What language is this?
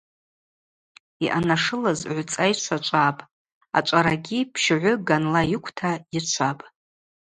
Abaza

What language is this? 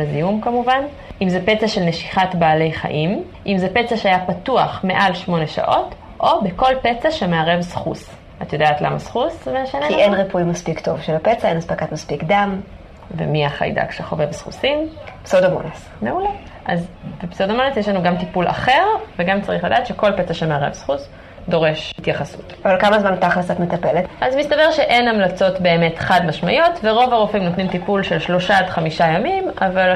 Hebrew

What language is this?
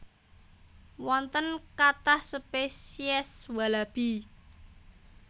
Javanese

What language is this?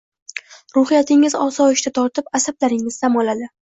Uzbek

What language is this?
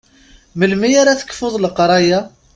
Kabyle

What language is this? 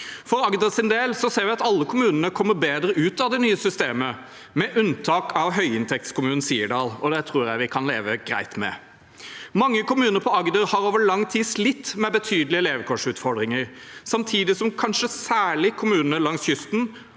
Norwegian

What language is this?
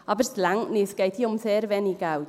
Swiss German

